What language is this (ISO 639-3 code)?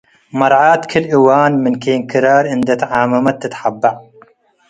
tig